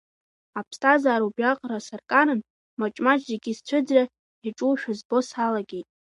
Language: Abkhazian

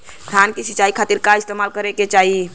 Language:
Bhojpuri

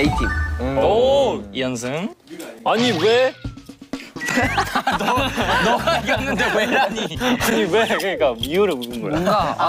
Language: Korean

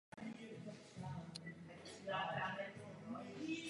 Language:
Czech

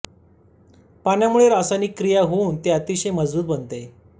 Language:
Marathi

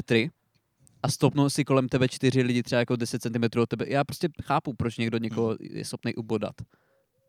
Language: Czech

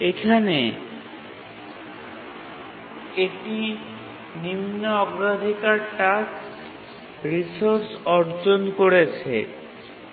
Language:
Bangla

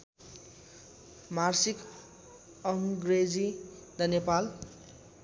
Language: Nepali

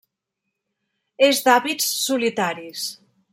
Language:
Catalan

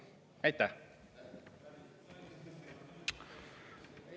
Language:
Estonian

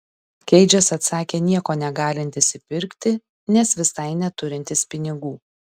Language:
Lithuanian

